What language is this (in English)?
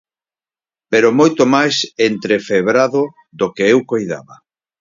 Galician